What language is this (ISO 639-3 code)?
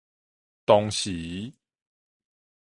nan